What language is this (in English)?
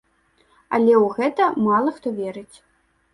Belarusian